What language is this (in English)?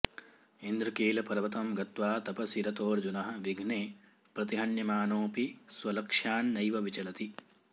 Sanskrit